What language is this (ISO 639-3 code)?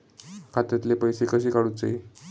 mar